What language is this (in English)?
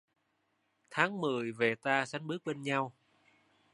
Vietnamese